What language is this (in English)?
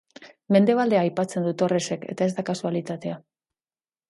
Basque